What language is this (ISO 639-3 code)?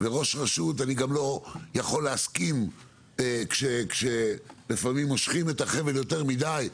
heb